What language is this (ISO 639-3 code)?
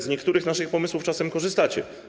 pol